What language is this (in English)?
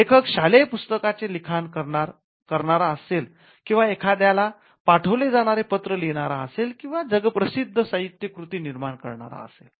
Marathi